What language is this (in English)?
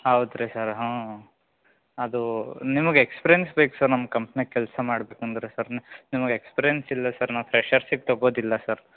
Kannada